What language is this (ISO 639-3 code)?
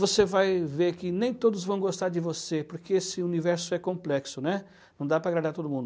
por